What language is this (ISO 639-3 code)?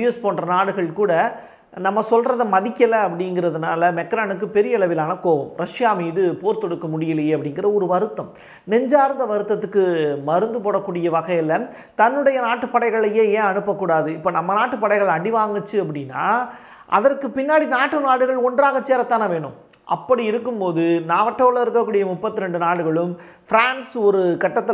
tam